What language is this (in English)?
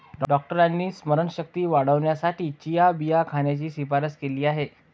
Marathi